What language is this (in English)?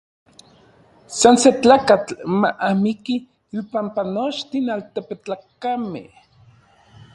Orizaba Nahuatl